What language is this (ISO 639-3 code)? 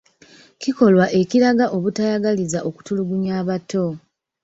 lug